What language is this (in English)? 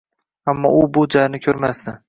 Uzbek